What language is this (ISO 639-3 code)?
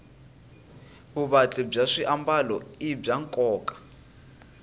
tso